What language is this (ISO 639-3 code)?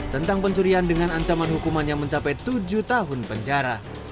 ind